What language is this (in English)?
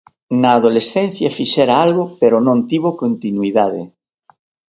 Galician